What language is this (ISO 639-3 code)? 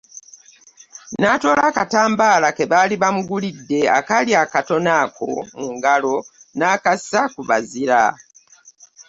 lug